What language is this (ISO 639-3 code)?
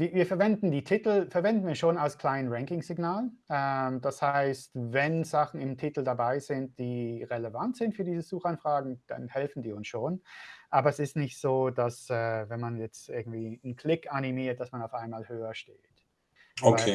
deu